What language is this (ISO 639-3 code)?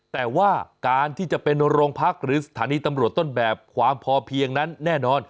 tha